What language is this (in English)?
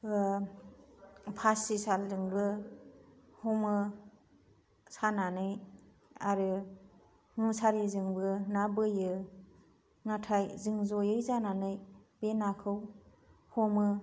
Bodo